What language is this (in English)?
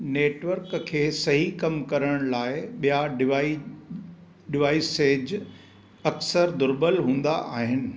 Sindhi